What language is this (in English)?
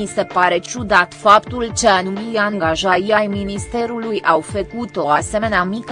Romanian